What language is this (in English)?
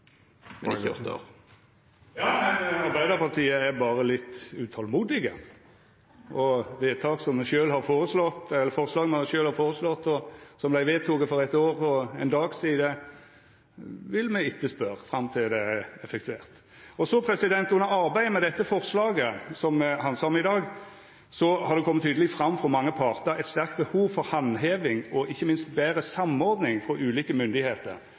Norwegian